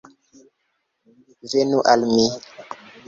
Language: Esperanto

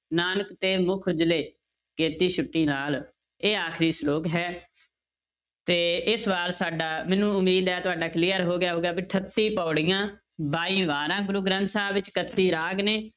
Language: Punjabi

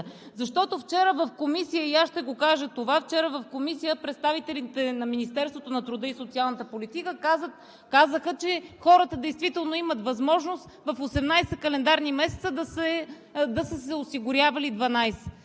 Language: Bulgarian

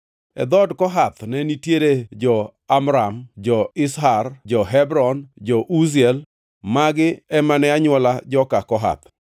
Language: Luo (Kenya and Tanzania)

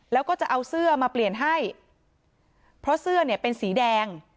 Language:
Thai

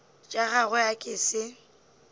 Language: Northern Sotho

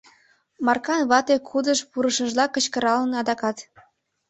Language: Mari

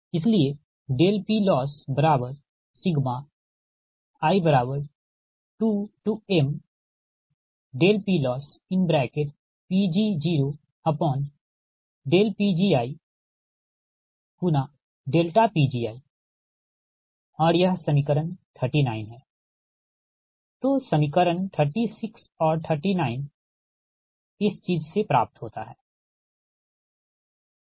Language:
Hindi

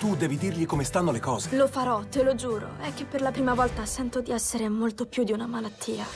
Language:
Italian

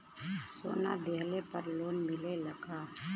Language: Bhojpuri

